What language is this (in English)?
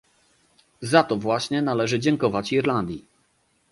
Polish